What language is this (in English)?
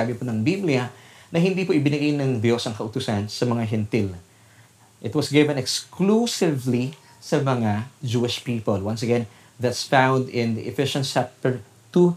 Filipino